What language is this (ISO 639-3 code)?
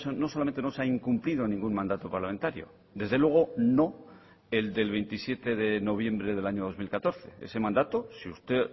spa